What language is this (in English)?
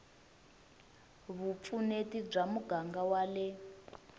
Tsonga